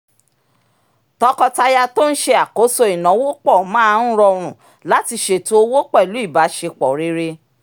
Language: Yoruba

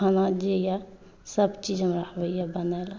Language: Maithili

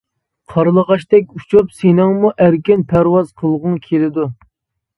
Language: Uyghur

